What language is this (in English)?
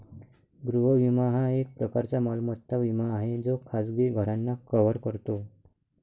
Marathi